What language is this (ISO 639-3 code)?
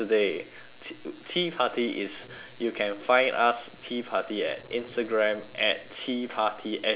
eng